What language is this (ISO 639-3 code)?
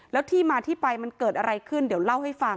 tha